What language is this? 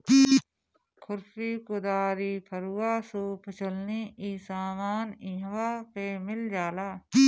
Bhojpuri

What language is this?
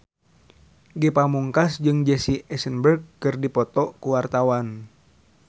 Sundanese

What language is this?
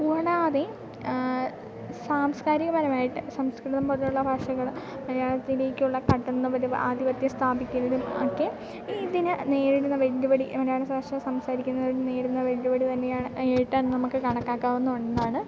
Malayalam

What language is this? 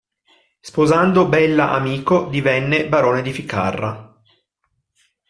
Italian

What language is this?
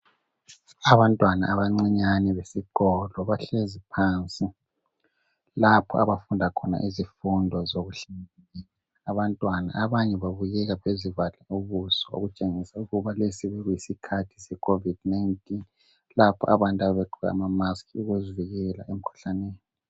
North Ndebele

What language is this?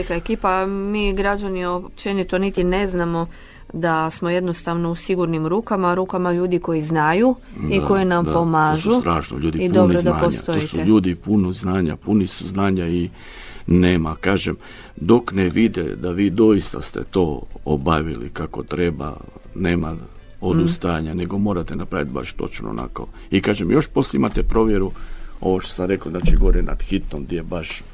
Croatian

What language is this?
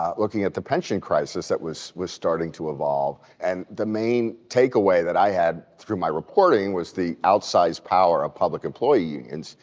English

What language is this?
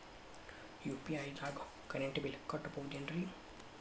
Kannada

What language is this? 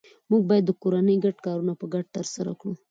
Pashto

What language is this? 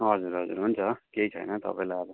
Nepali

